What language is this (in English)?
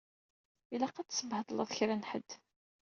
Kabyle